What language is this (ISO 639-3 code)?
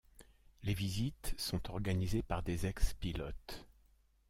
fra